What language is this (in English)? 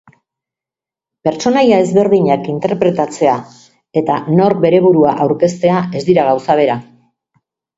Basque